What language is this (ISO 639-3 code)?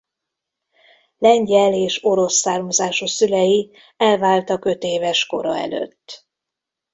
hun